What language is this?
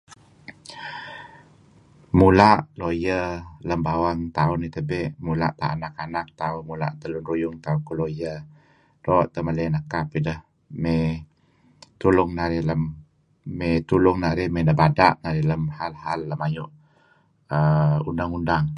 Kelabit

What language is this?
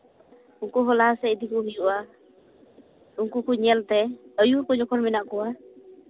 Santali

